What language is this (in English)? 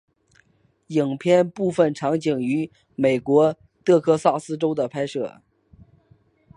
Chinese